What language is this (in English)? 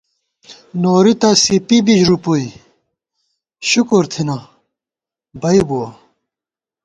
Gawar-Bati